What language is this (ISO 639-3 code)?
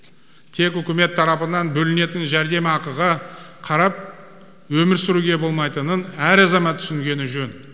kaz